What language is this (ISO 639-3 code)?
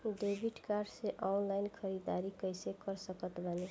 bho